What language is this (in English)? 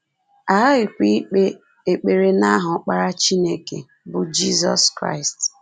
Igbo